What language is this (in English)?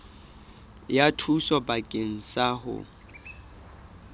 Southern Sotho